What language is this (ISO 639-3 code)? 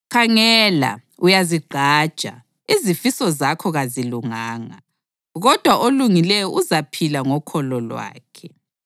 nde